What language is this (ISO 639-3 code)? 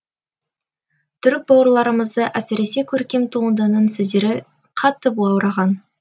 kaz